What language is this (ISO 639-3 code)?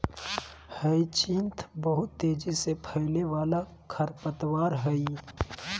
mag